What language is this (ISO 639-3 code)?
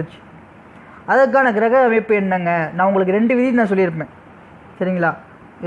eng